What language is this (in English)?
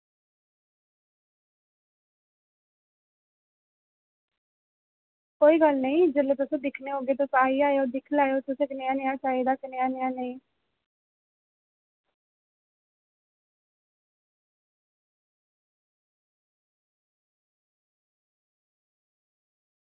Dogri